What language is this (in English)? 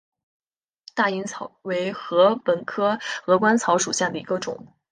Chinese